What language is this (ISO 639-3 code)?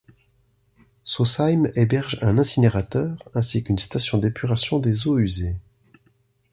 fra